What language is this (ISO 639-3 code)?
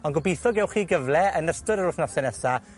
cym